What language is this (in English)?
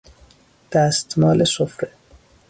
Persian